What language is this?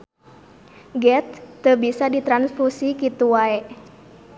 Sundanese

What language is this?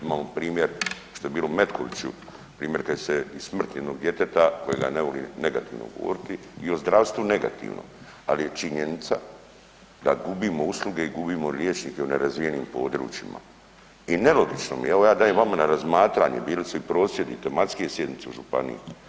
Croatian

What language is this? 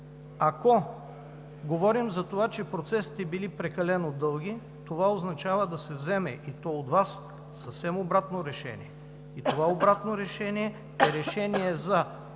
Bulgarian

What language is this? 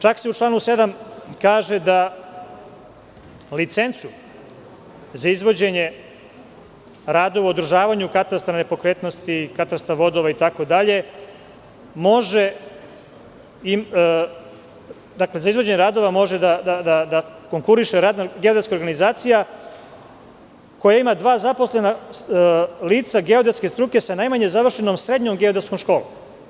Serbian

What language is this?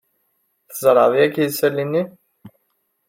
Kabyle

